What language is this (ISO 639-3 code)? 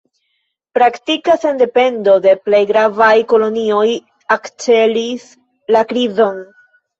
epo